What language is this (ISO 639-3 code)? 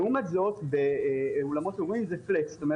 heb